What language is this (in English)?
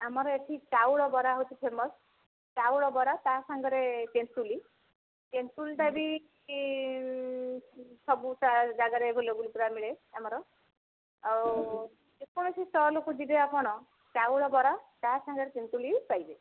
Odia